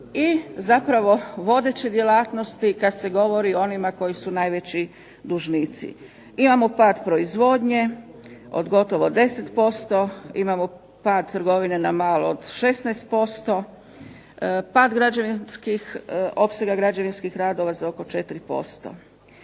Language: Croatian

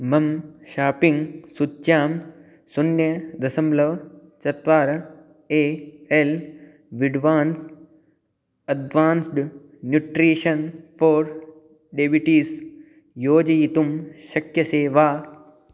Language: Sanskrit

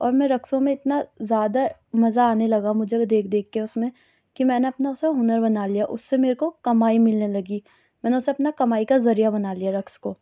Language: Urdu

